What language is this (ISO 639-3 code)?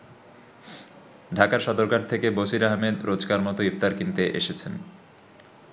ben